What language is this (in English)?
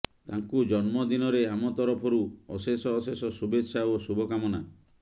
Odia